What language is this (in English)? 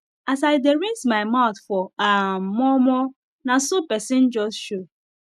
Nigerian Pidgin